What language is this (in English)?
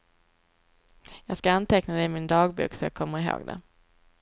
Swedish